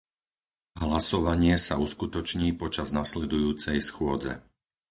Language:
Slovak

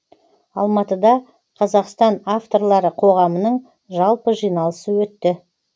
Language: Kazakh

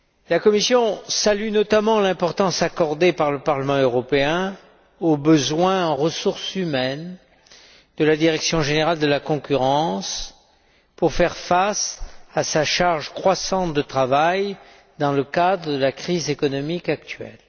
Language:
French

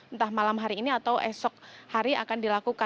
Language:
Indonesian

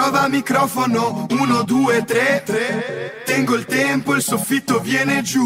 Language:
Italian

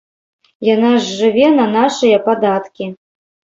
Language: Belarusian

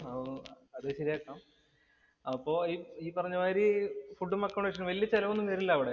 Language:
Malayalam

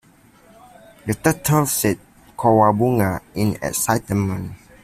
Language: English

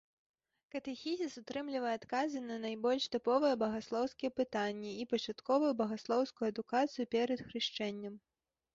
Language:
Belarusian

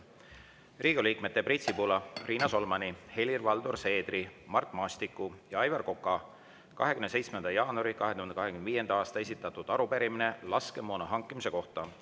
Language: Estonian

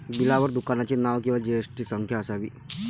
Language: Marathi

